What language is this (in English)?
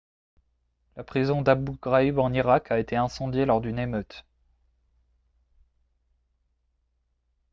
French